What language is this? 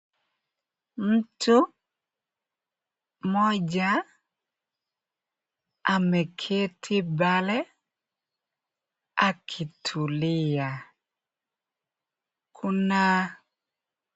Swahili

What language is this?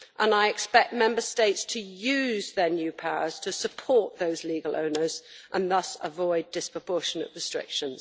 English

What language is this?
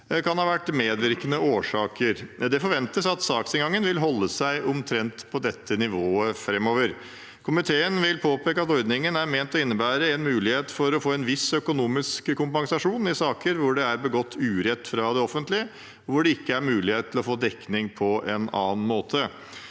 Norwegian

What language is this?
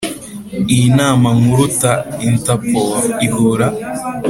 Kinyarwanda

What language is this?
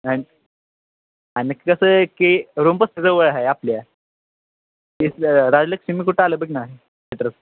Marathi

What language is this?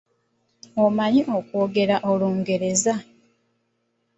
Ganda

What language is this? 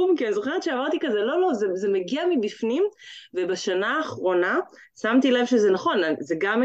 Hebrew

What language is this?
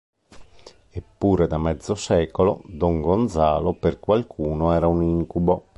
Italian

